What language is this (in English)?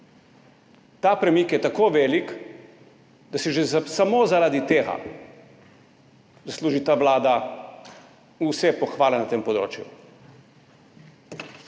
Slovenian